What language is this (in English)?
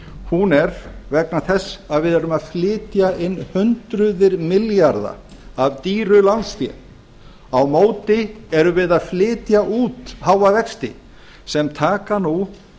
Icelandic